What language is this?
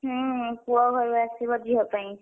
Odia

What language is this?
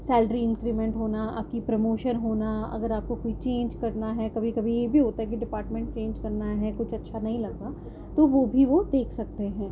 Urdu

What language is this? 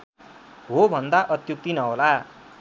Nepali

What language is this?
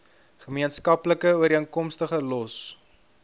Afrikaans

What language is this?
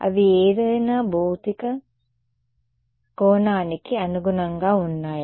Telugu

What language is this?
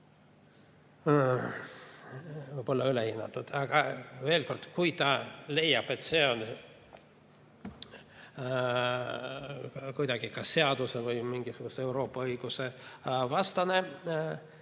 Estonian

